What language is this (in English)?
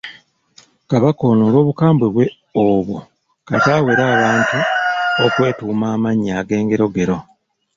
Ganda